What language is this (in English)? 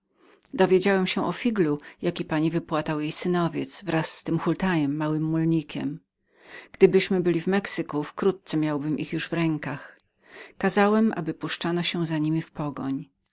Polish